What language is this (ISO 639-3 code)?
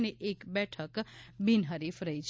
guj